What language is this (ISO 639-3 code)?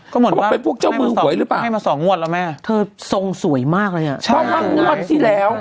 tha